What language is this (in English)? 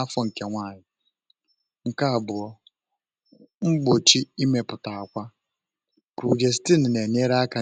Igbo